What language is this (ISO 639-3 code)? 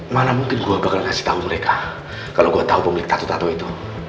ind